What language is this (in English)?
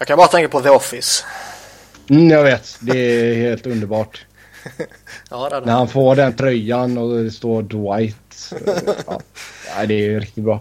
Swedish